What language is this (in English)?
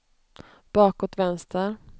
Swedish